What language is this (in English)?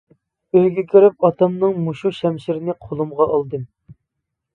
Uyghur